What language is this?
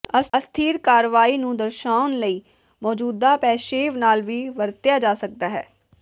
Punjabi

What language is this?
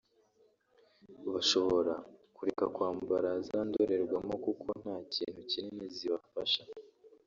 Kinyarwanda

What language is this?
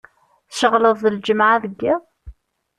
Kabyle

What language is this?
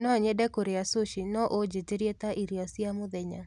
Kikuyu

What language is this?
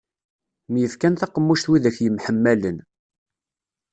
Kabyle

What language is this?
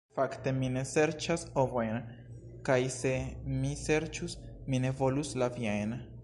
Esperanto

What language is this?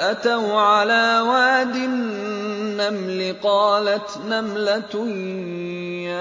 Arabic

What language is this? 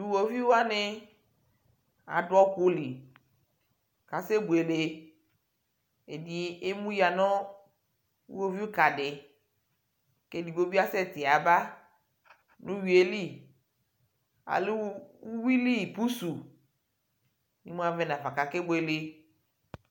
Ikposo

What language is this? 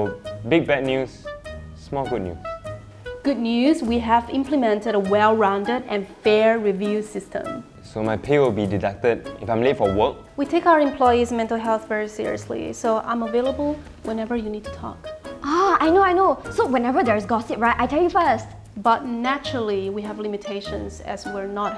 English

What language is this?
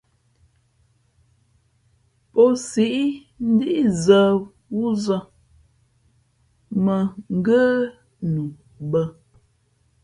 Fe'fe'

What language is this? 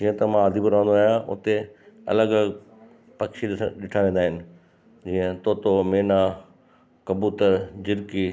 Sindhi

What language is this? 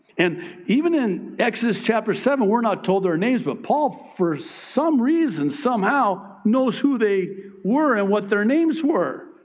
English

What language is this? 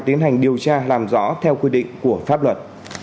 Vietnamese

